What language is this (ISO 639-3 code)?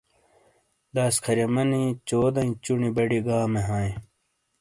scl